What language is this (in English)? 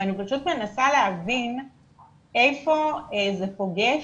Hebrew